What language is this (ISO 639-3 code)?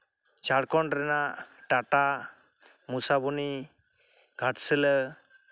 sat